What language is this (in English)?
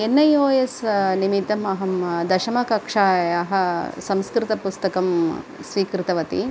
Sanskrit